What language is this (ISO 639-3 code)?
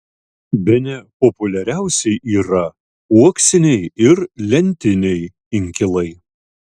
lit